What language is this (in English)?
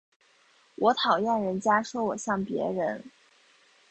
Chinese